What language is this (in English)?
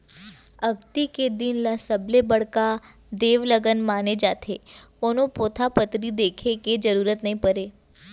Chhattisgarhi